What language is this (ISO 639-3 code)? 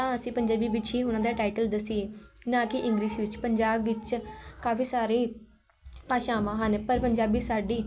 pan